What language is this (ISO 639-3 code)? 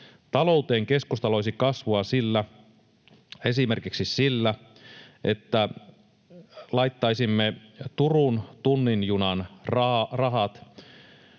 fin